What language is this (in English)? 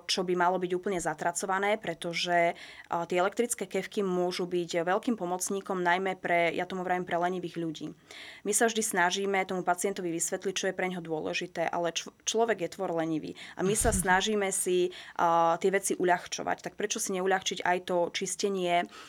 Slovak